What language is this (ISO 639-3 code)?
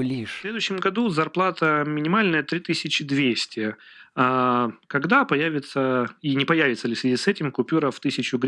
rus